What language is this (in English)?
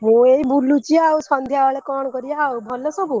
Odia